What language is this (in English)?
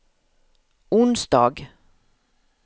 Swedish